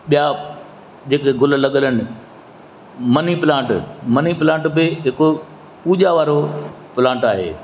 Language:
Sindhi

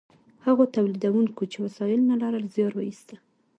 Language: Pashto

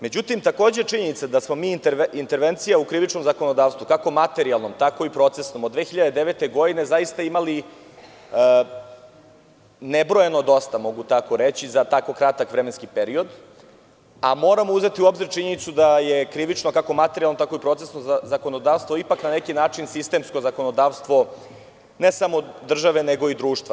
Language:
Serbian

